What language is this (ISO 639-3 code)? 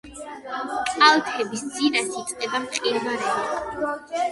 kat